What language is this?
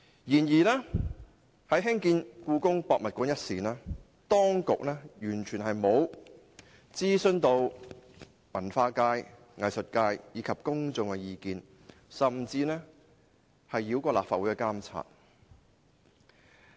Cantonese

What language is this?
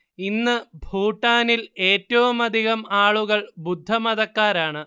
Malayalam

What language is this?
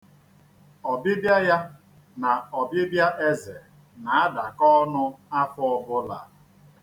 Igbo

